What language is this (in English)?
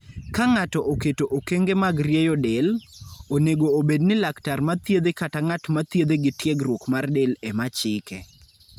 Luo (Kenya and Tanzania)